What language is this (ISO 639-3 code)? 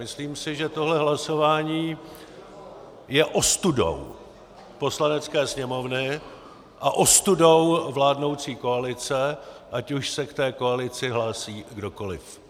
ces